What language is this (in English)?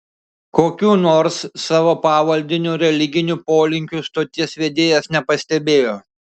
Lithuanian